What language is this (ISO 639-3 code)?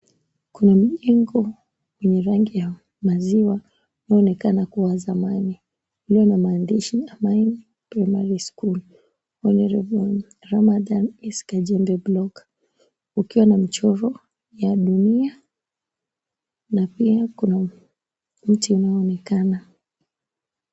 swa